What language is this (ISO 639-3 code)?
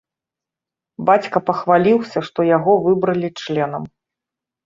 bel